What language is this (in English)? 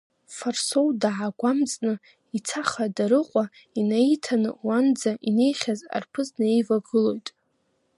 Abkhazian